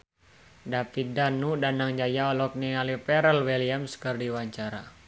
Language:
Sundanese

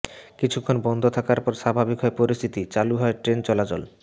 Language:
Bangla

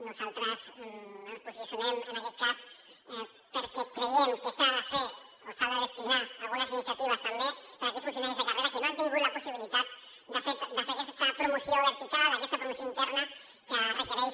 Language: Catalan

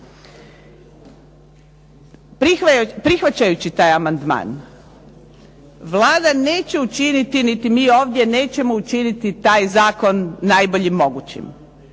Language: Croatian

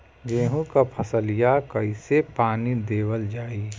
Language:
Bhojpuri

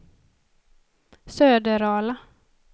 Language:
Swedish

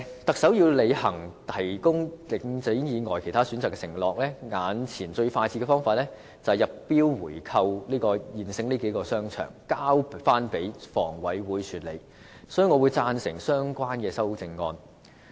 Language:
Cantonese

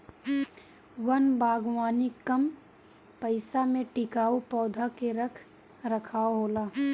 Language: Bhojpuri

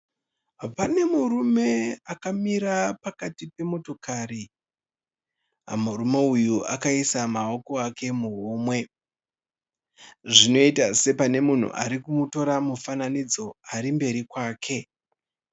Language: Shona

